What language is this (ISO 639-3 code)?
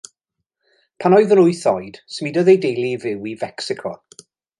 cym